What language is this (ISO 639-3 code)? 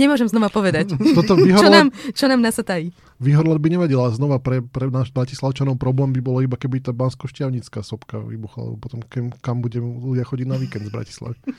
slk